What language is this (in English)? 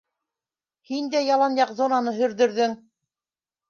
Bashkir